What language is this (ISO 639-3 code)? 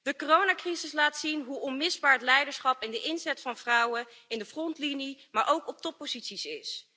nld